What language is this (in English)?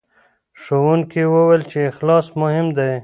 Pashto